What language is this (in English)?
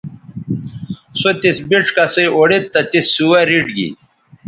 Bateri